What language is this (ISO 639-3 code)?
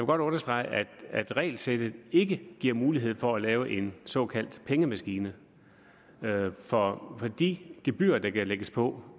dan